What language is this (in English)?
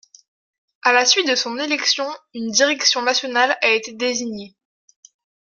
French